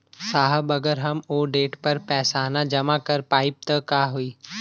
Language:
Bhojpuri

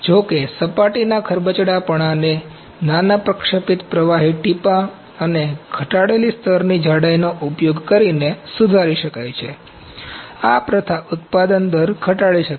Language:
Gujarati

